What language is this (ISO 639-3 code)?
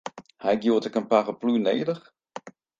fry